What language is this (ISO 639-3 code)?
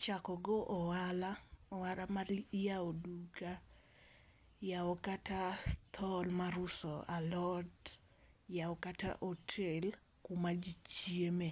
luo